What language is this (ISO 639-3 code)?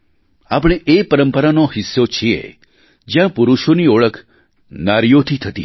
guj